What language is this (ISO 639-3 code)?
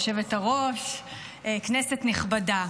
heb